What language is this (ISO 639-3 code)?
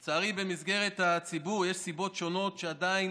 heb